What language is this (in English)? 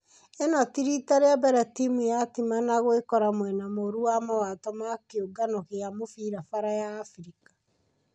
Kikuyu